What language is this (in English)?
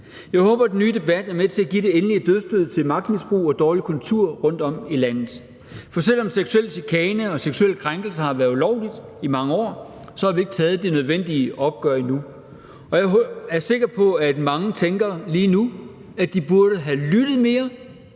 Danish